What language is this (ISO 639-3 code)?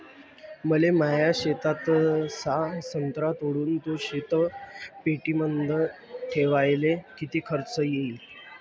mar